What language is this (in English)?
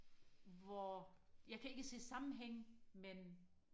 Danish